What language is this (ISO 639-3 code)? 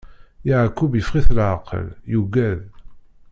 kab